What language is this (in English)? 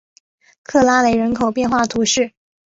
Chinese